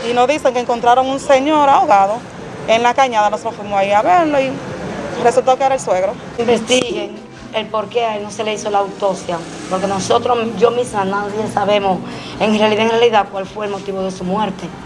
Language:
Spanish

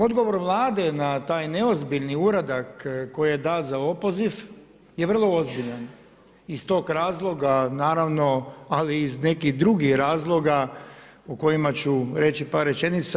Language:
Croatian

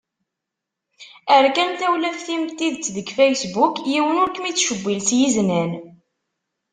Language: Kabyle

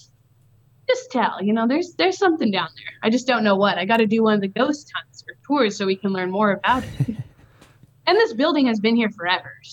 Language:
English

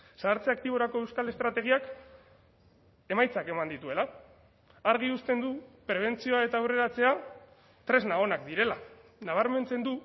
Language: Basque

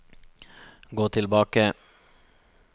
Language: Norwegian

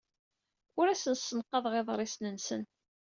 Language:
Kabyle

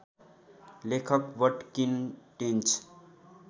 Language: Nepali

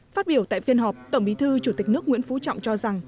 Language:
Vietnamese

